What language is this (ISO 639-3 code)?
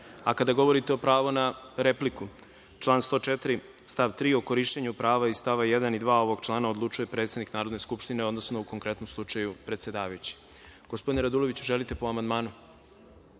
srp